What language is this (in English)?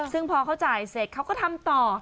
Thai